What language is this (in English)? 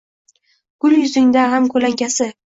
Uzbek